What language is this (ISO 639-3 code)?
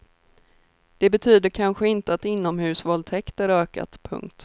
swe